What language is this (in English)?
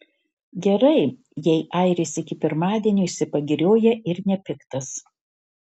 Lithuanian